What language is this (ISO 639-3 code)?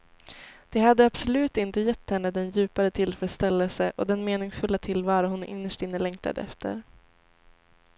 swe